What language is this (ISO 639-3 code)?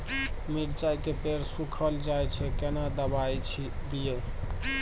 mai